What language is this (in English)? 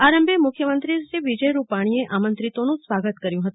Gujarati